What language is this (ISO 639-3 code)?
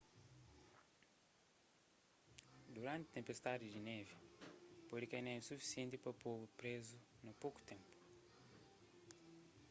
kea